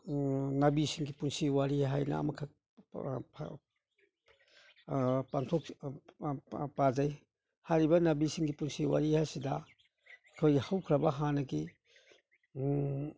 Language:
Manipuri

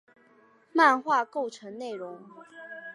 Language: Chinese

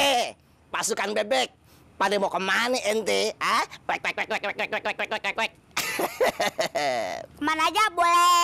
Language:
Indonesian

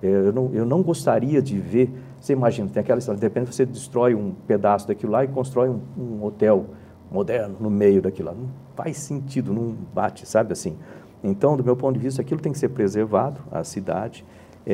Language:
Portuguese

